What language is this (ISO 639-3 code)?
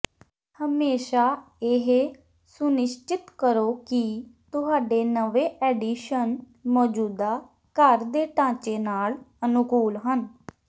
pan